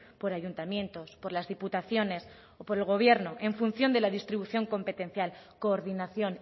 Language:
Spanish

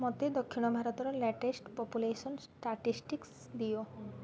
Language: Odia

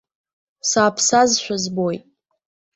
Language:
Abkhazian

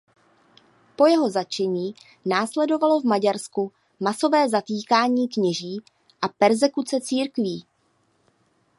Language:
Czech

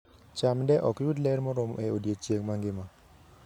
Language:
Luo (Kenya and Tanzania)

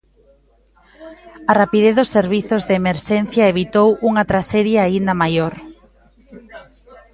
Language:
Galician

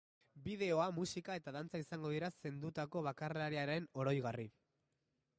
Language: Basque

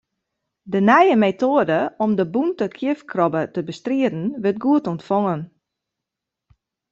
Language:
Western Frisian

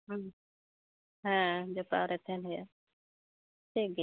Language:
Santali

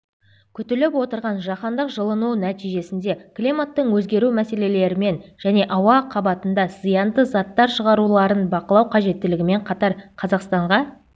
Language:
Kazakh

